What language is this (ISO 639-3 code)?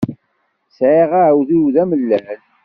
kab